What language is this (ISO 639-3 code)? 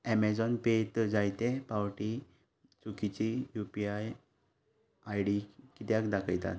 kok